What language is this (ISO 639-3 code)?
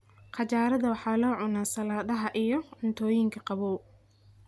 som